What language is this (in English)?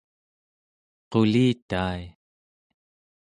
Central Yupik